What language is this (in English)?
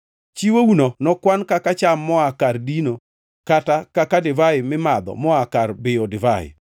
Luo (Kenya and Tanzania)